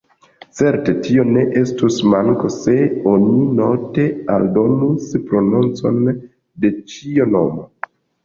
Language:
Esperanto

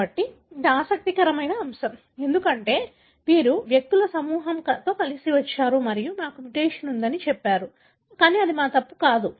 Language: Telugu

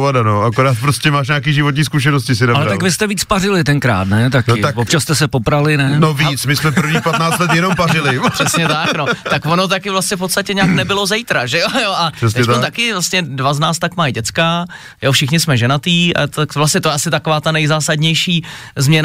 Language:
Czech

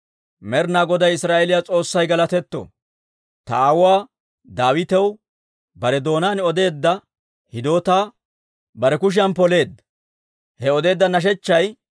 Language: Dawro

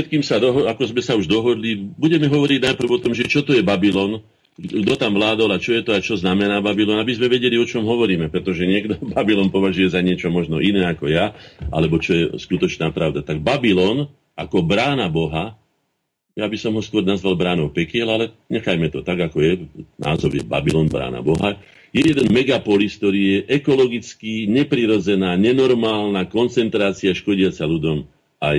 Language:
Slovak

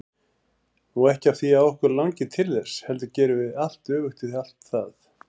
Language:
Icelandic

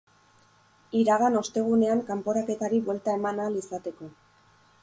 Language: Basque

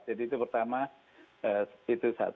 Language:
Indonesian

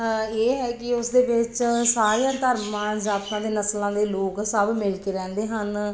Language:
Punjabi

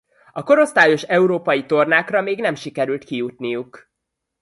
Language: Hungarian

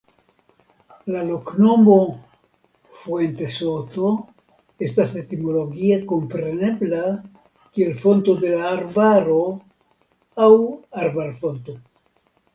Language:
Esperanto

